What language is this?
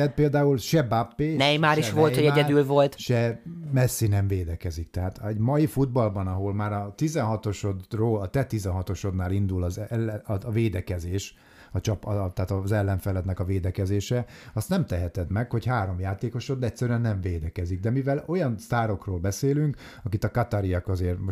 Hungarian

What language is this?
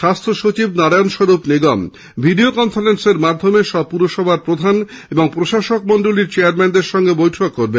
Bangla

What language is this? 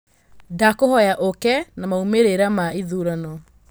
Kikuyu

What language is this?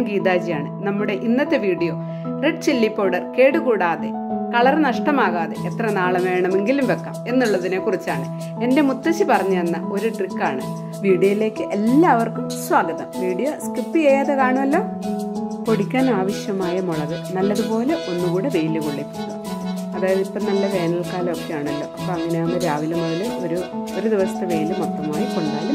Malayalam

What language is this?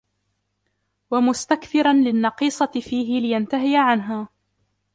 Arabic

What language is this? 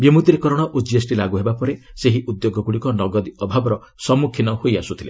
Odia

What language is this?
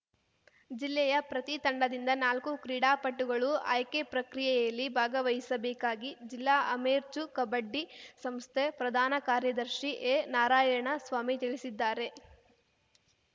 Kannada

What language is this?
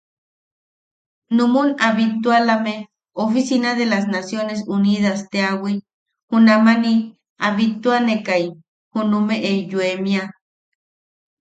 Yaqui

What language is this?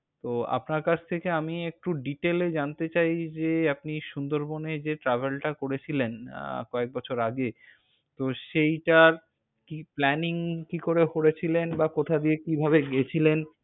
Bangla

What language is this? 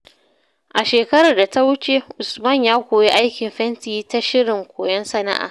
Hausa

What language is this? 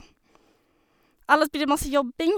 Norwegian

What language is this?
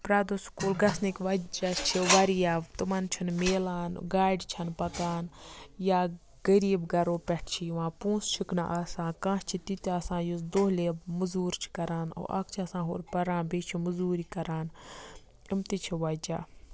Kashmiri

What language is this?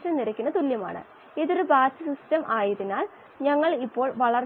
Malayalam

